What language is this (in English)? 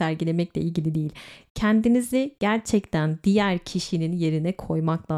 Turkish